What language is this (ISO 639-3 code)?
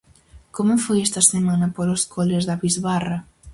glg